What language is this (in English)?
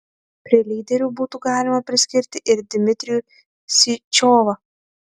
Lithuanian